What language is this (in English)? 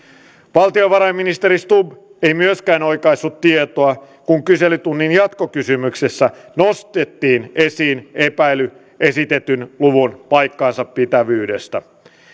Finnish